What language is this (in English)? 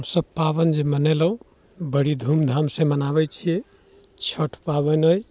Maithili